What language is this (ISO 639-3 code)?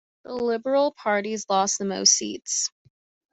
eng